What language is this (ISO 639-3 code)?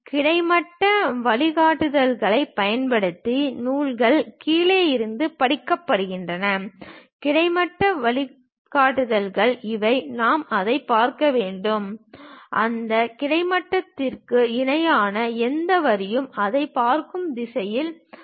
tam